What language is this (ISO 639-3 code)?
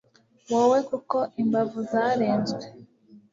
kin